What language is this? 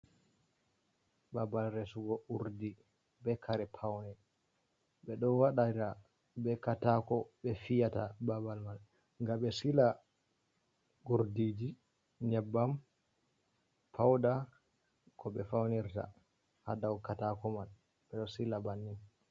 Fula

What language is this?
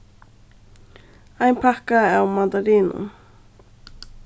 Faroese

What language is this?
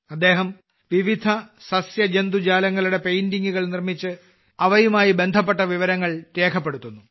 Malayalam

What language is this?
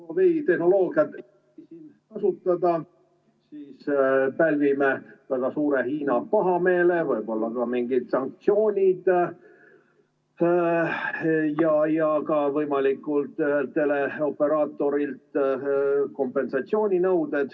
Estonian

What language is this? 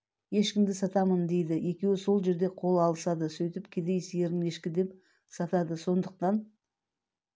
Kazakh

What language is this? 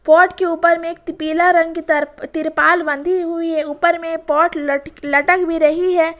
Hindi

